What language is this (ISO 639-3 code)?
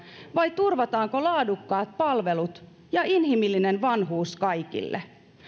fin